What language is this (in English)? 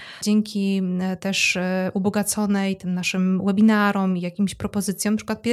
Polish